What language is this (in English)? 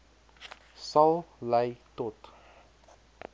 Afrikaans